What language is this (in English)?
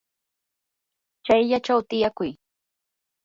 Yanahuanca Pasco Quechua